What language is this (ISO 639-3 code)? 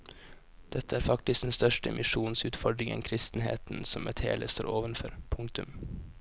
nor